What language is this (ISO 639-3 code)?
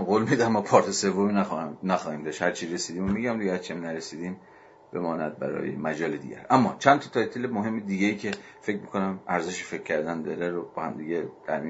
fas